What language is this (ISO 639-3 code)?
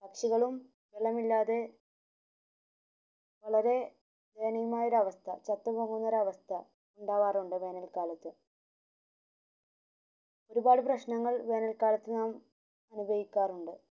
mal